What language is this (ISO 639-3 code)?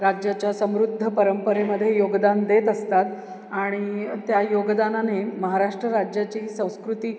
mar